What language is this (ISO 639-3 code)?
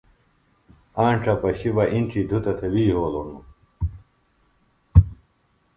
phl